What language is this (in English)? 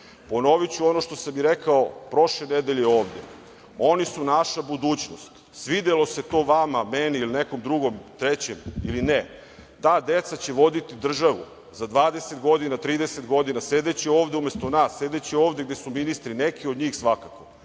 Serbian